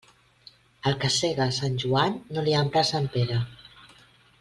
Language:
Catalan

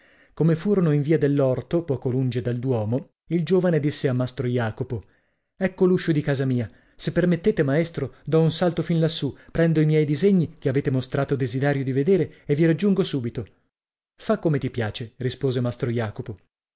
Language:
Italian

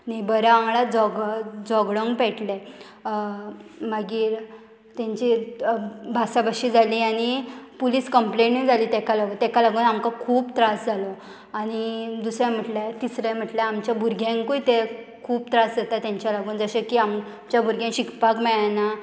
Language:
Konkani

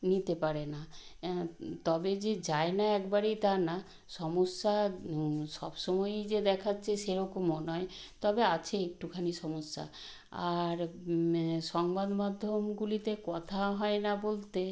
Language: Bangla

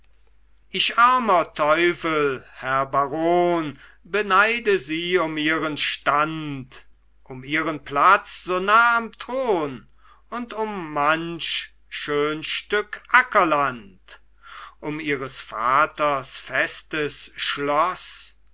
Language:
German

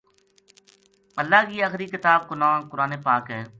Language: Gujari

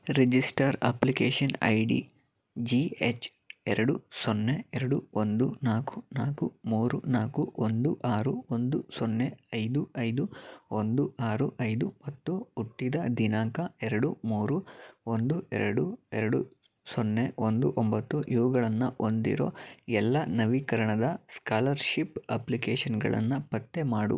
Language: Kannada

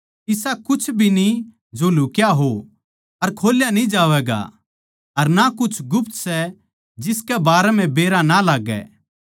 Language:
Haryanvi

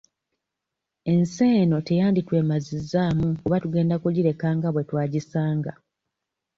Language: Ganda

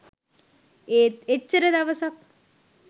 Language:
Sinhala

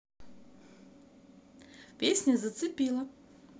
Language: Russian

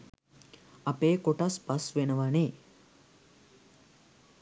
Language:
Sinhala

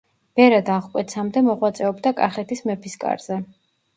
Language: Georgian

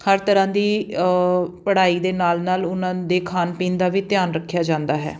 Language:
Punjabi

